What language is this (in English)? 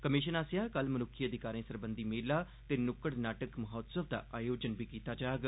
Dogri